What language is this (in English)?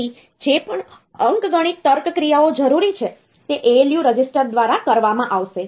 Gujarati